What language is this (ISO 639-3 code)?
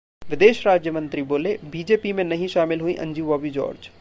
hin